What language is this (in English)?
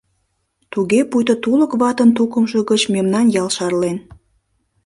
Mari